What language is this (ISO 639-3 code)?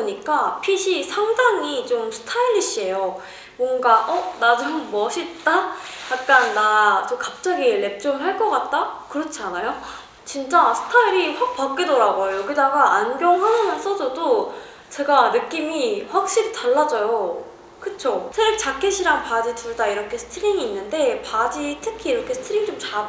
kor